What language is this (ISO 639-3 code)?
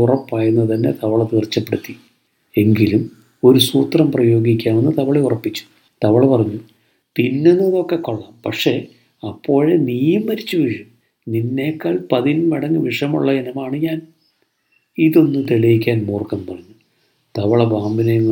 mal